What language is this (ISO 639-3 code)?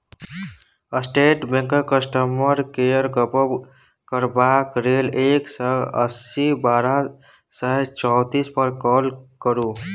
mai